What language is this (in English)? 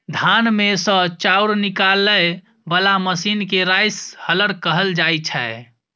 Maithili